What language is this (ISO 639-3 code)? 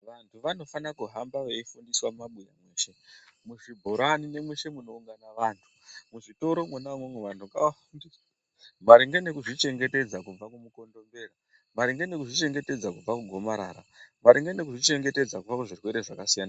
ndc